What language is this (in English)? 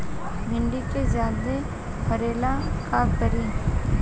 Bhojpuri